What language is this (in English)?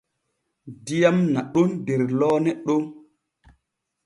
Borgu Fulfulde